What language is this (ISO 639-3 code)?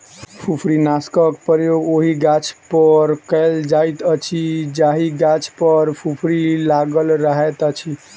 mai